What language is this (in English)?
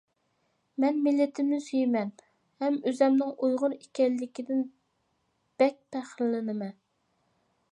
Uyghur